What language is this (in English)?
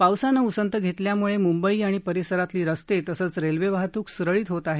Marathi